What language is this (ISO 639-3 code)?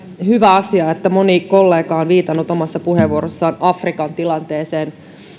fin